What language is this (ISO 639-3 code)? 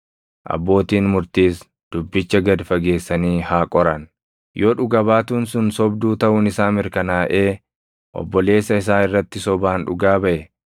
orm